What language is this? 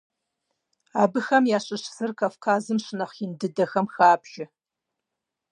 Kabardian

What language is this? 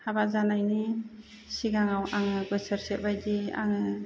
Bodo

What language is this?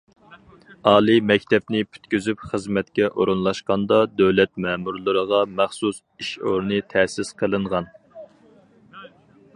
Uyghur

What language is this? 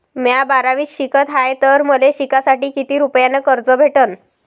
Marathi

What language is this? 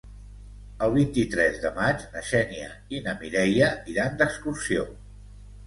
Catalan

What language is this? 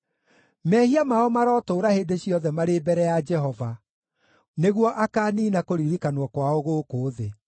Kikuyu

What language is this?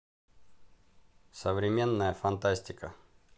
Russian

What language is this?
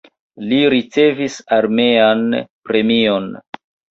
Esperanto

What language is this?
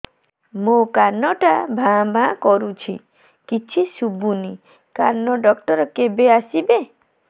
Odia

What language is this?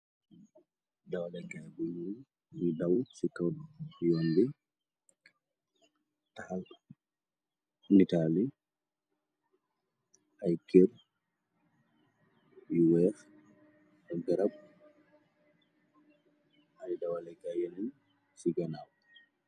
Wolof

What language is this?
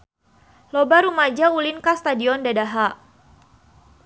Sundanese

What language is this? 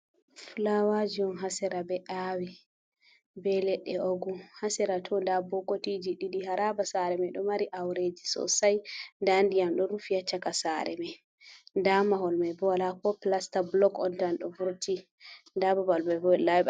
Fula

